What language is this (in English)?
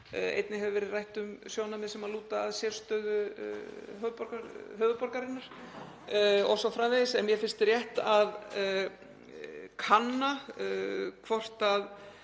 Icelandic